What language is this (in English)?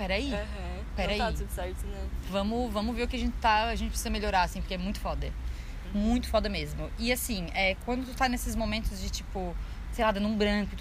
Portuguese